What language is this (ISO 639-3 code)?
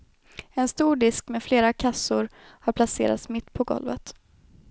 swe